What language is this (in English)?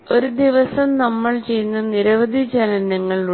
Malayalam